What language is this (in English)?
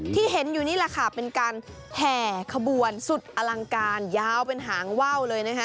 Thai